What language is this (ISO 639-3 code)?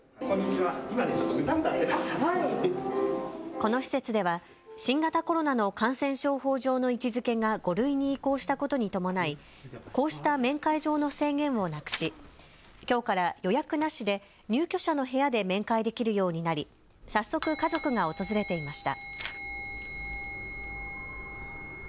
jpn